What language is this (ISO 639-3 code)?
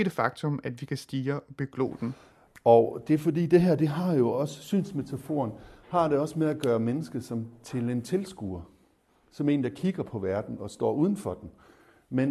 dan